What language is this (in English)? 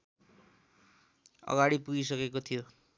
Nepali